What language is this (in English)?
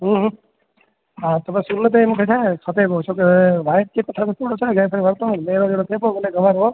Sindhi